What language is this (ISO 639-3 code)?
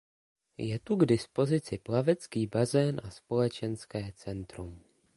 ces